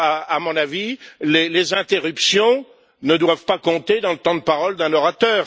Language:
French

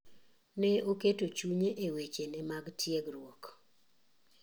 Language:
Luo (Kenya and Tanzania)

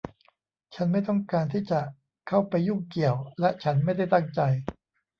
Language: Thai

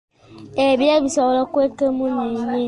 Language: Ganda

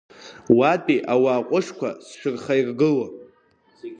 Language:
Abkhazian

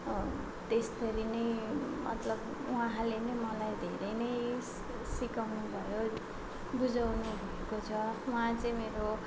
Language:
Nepali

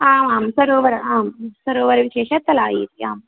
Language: Sanskrit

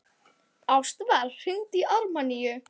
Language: Icelandic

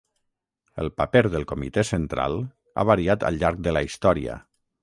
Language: Catalan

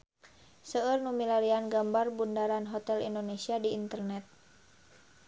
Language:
Sundanese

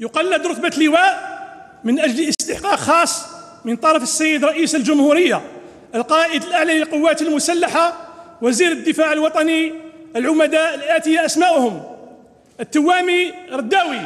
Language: Arabic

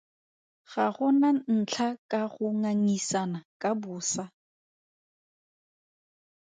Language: Tswana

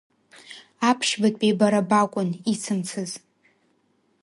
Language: Abkhazian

